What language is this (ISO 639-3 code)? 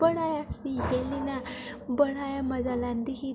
doi